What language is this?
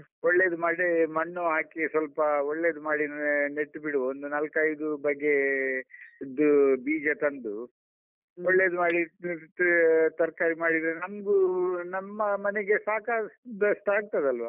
Kannada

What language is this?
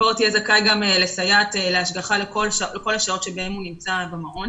Hebrew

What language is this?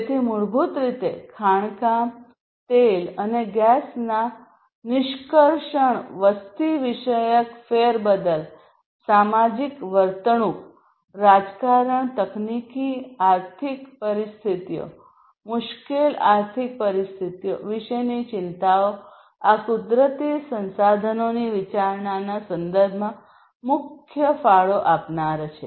Gujarati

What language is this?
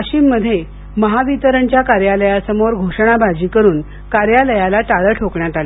Marathi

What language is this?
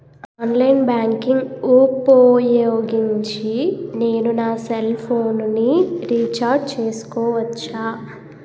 Telugu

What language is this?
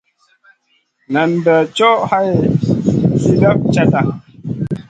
Masana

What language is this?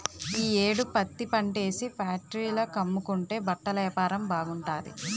Telugu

